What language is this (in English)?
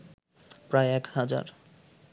Bangla